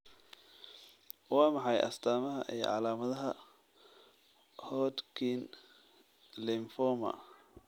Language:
Somali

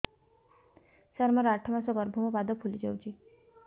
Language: Odia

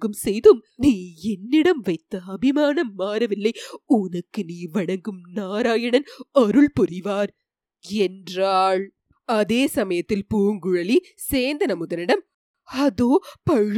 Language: Tamil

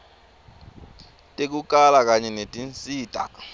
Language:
Swati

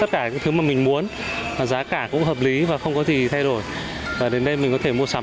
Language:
Vietnamese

